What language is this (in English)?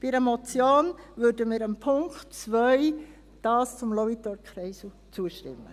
Swiss German